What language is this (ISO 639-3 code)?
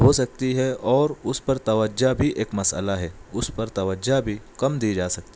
urd